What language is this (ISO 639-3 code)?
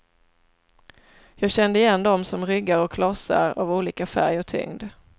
swe